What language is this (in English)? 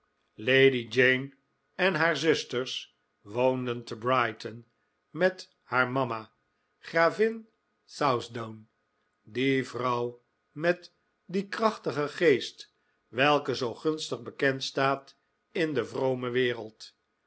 Dutch